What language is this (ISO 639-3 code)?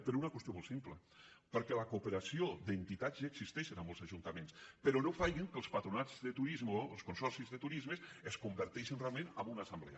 cat